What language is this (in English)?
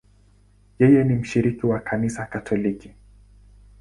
Swahili